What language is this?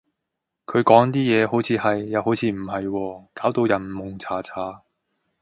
Cantonese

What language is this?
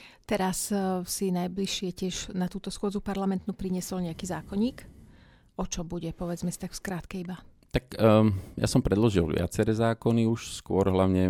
Slovak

